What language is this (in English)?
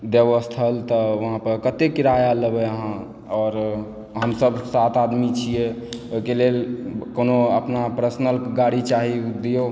Maithili